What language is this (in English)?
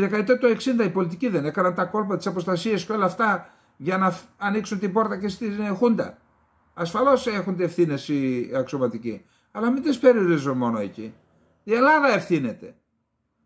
Greek